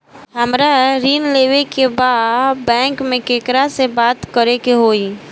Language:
Bhojpuri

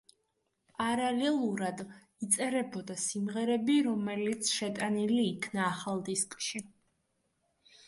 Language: Georgian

